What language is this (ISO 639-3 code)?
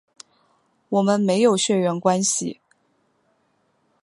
zho